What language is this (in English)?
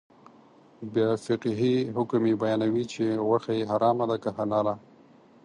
Pashto